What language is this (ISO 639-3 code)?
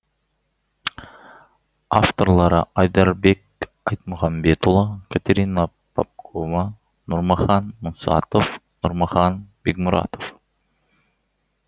kaz